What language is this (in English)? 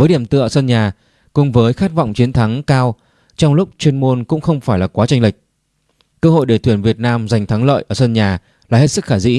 Vietnamese